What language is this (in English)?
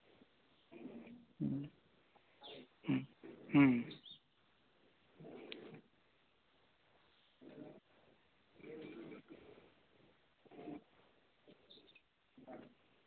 Santali